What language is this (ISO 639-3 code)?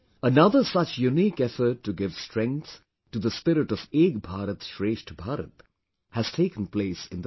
eng